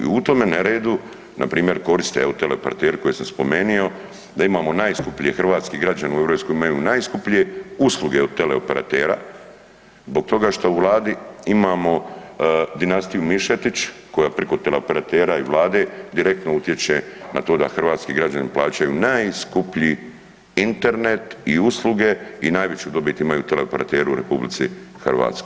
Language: Croatian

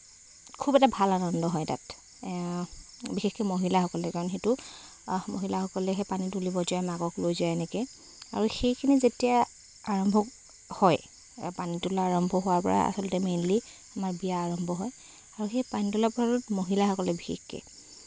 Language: Assamese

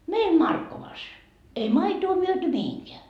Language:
Finnish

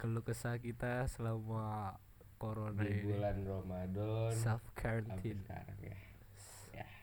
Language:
Indonesian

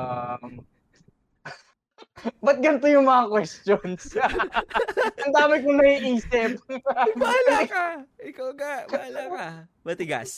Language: Filipino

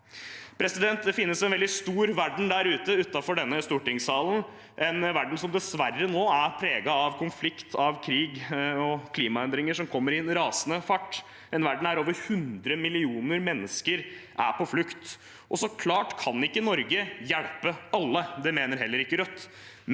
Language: Norwegian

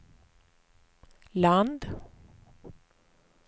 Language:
Swedish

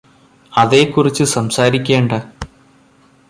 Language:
Malayalam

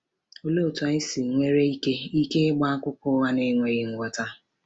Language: Igbo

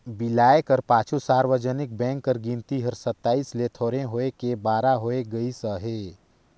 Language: Chhattisgarhi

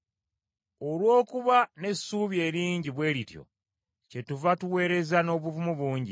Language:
Ganda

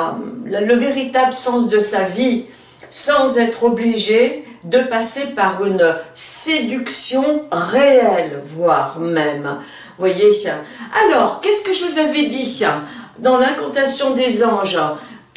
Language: French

